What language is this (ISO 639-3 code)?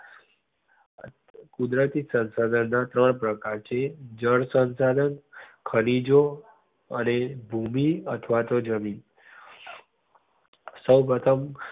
guj